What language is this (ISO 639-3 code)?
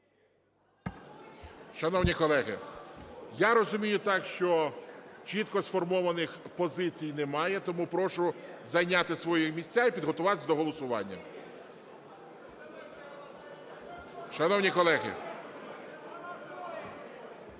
ukr